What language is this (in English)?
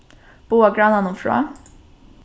Faroese